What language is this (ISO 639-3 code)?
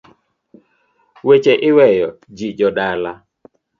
luo